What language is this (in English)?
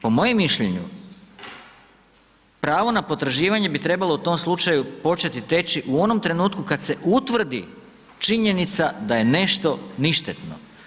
Croatian